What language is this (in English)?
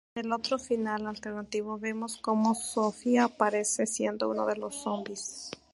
Spanish